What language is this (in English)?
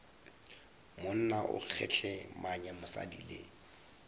Northern Sotho